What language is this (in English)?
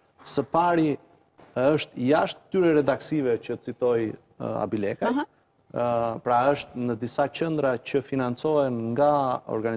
Romanian